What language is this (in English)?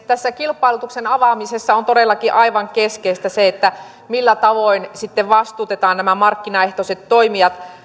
Finnish